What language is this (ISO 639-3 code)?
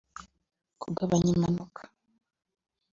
kin